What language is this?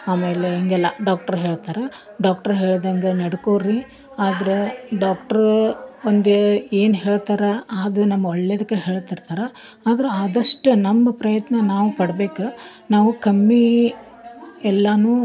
Kannada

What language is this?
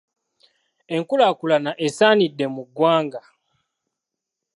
Ganda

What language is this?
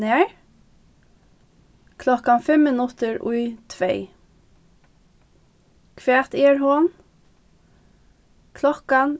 Faroese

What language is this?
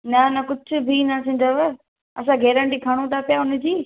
Sindhi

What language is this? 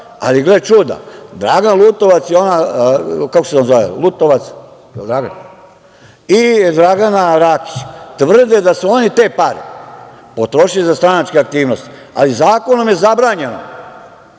Serbian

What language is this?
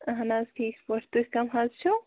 Kashmiri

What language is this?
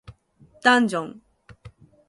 Japanese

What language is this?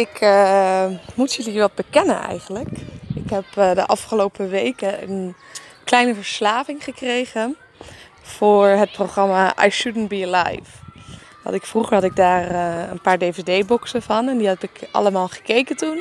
Dutch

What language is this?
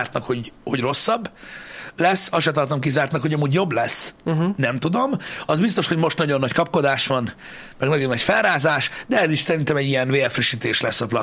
Hungarian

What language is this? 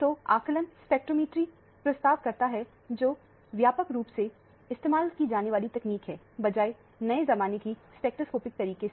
Hindi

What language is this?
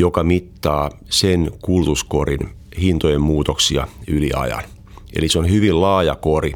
Finnish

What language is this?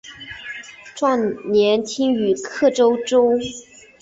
Chinese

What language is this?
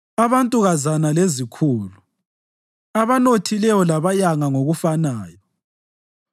North Ndebele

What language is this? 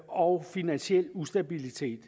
Danish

